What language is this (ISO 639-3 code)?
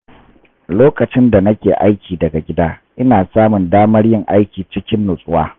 hau